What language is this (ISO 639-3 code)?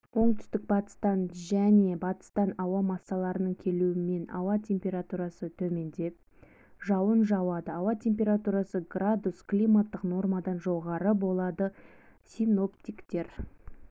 kaz